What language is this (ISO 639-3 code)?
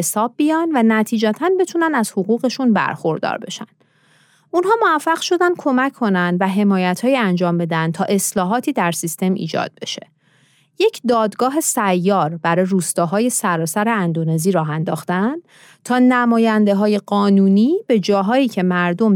fas